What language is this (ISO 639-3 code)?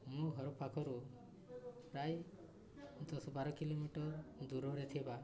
ori